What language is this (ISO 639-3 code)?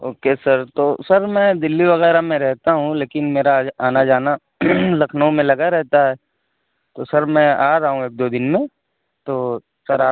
urd